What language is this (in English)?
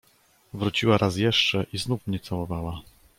Polish